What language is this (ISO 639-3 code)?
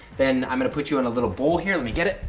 eng